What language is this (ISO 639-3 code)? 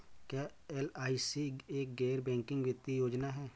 hin